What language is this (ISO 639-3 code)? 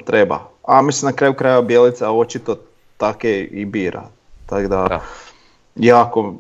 hrv